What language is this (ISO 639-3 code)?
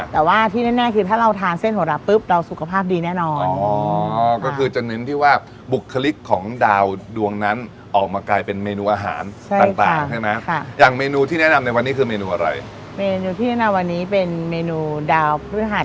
tha